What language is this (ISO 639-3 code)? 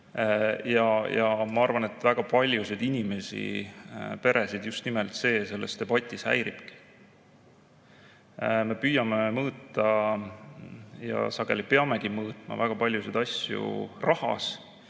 est